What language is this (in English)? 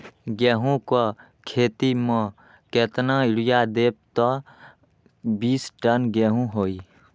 Magahi